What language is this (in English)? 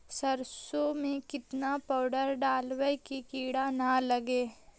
Magahi